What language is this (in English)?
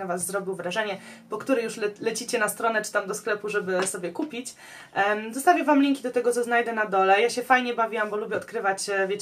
Polish